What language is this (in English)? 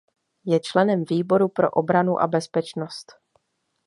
Czech